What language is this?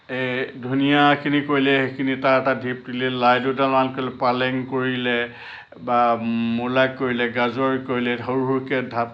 Assamese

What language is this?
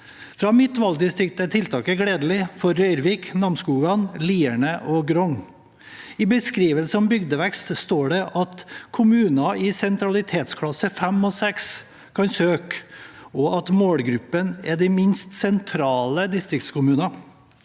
Norwegian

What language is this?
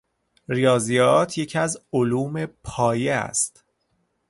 Persian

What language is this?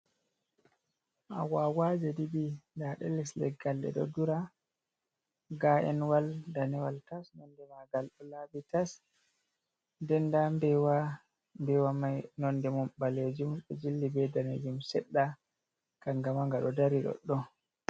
Fula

